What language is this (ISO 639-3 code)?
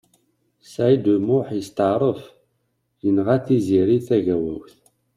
kab